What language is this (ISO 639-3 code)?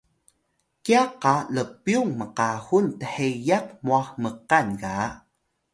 tay